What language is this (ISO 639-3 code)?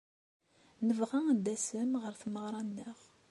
kab